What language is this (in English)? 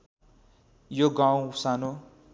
Nepali